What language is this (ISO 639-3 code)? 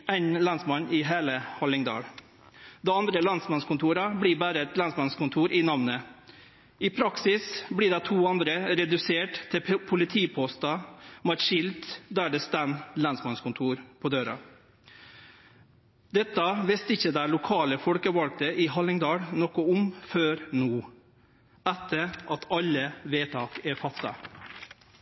nno